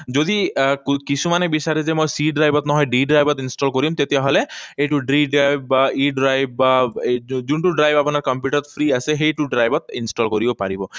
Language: Assamese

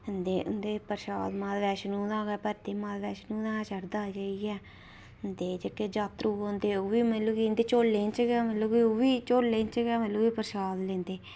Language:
Dogri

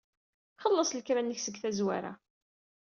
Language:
Kabyle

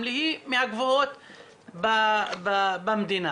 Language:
Hebrew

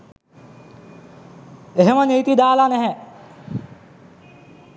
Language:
Sinhala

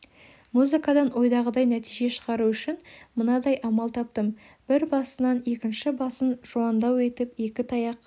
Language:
Kazakh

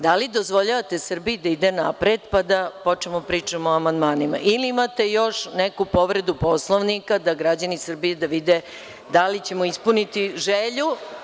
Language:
Serbian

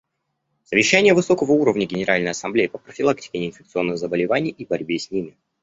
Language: Russian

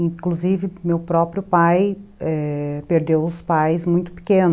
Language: Portuguese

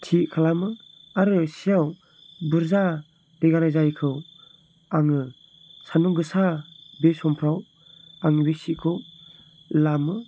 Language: Bodo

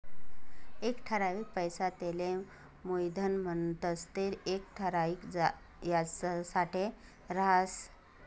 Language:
Marathi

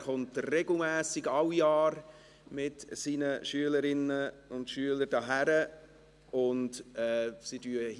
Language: Swiss German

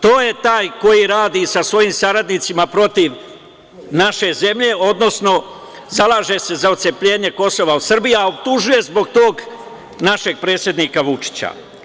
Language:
Serbian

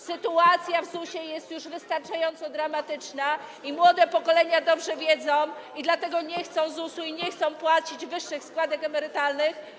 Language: Polish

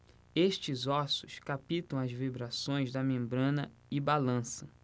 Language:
Portuguese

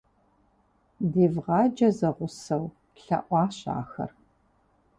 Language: Kabardian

